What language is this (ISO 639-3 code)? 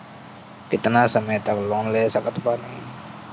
bho